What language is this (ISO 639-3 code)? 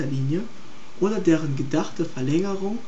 deu